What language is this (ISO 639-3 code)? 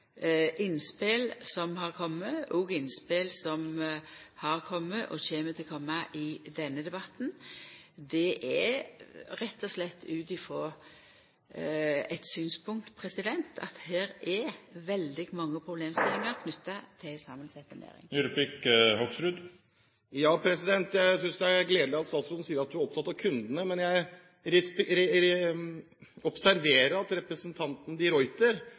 nor